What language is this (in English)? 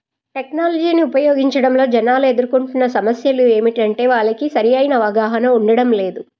Telugu